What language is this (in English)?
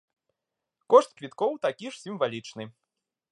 Belarusian